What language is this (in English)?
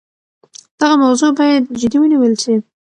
Pashto